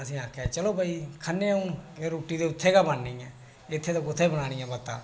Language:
Dogri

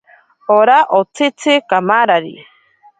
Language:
Ashéninka Perené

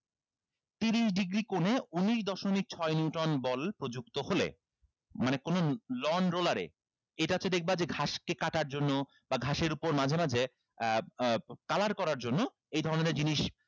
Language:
Bangla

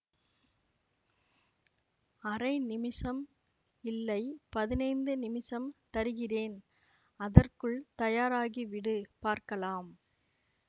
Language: Tamil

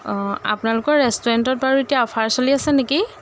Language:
Assamese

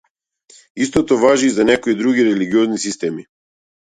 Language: Macedonian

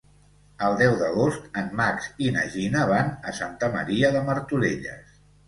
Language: Catalan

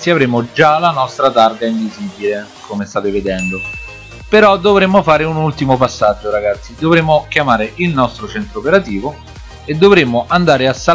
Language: Italian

